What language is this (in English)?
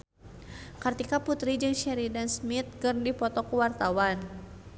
Sundanese